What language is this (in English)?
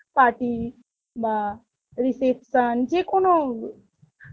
Bangla